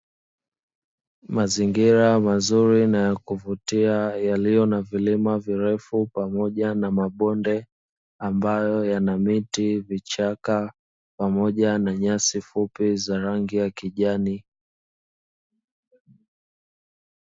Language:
Swahili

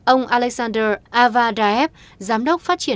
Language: Vietnamese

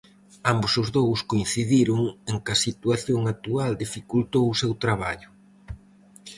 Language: Galician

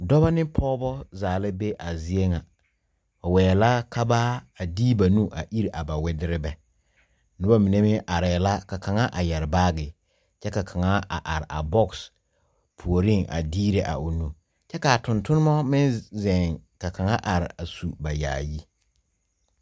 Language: Southern Dagaare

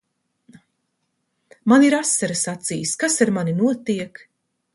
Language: Latvian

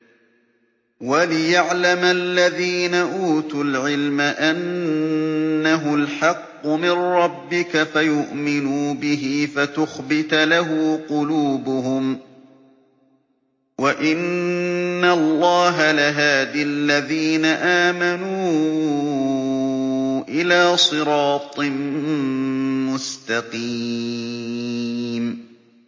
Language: Arabic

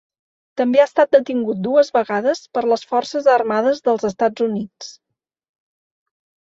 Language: Catalan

